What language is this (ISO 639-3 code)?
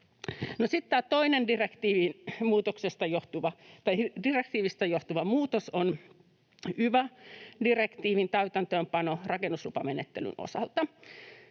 fin